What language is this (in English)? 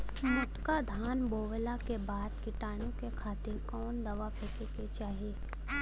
Bhojpuri